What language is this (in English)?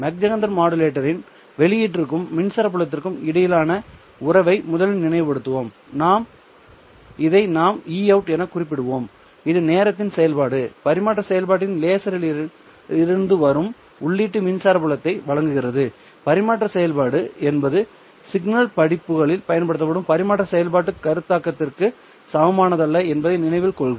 Tamil